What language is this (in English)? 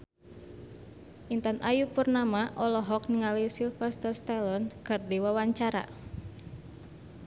Sundanese